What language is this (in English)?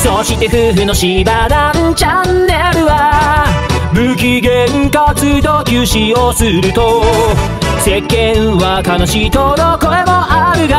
Japanese